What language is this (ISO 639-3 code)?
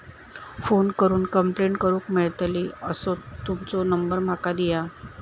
mar